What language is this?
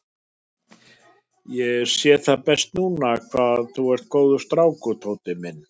Icelandic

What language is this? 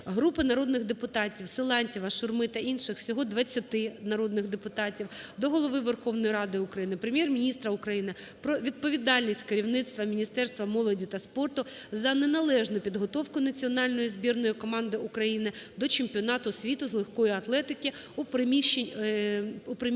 Ukrainian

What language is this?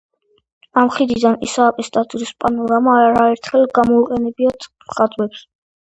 Georgian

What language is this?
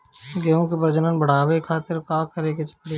Bhojpuri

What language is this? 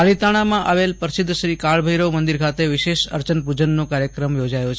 Gujarati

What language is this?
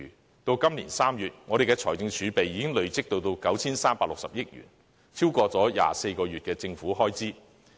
Cantonese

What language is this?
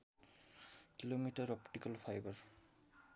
Nepali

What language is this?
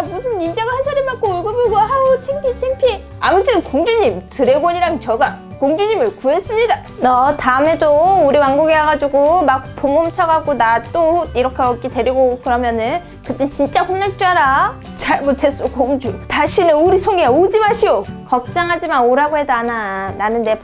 Korean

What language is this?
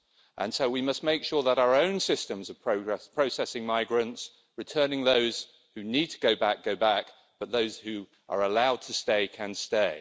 English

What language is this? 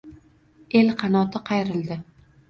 Uzbek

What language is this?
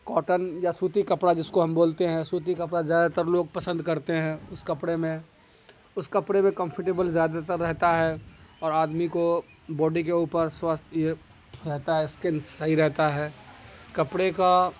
Urdu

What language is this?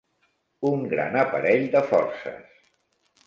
Catalan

